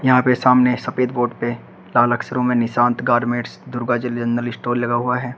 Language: Hindi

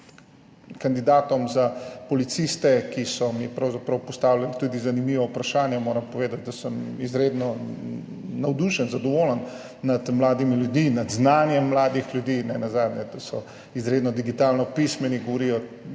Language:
Slovenian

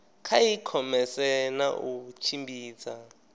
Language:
Venda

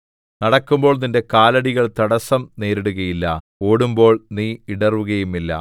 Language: Malayalam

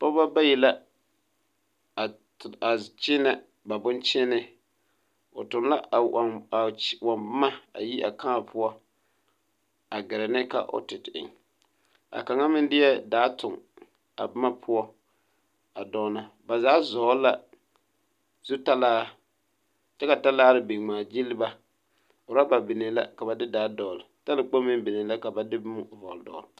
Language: Southern Dagaare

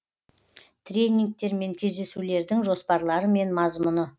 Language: Kazakh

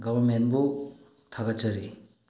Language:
Manipuri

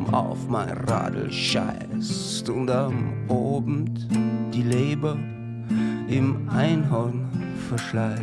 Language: German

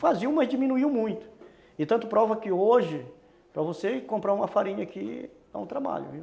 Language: Portuguese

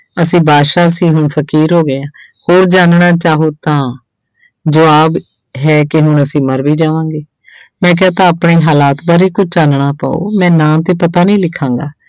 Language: Punjabi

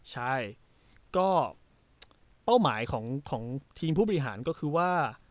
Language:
Thai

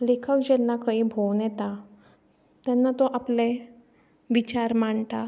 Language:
Konkani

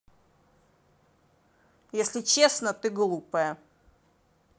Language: Russian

